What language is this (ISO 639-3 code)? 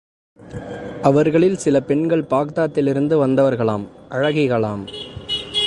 tam